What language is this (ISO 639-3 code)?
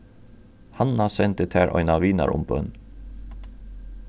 fao